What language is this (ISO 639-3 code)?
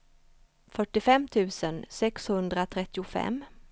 swe